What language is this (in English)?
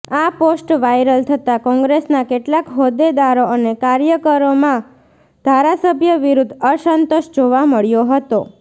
Gujarati